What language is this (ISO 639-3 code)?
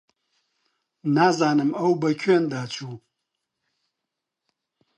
ckb